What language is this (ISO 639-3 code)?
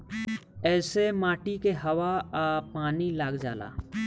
bho